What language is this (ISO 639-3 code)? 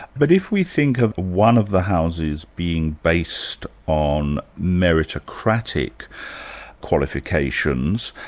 eng